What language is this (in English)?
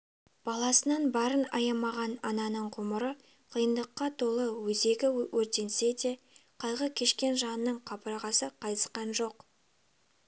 Kazakh